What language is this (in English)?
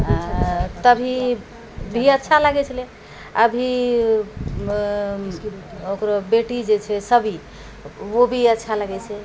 Maithili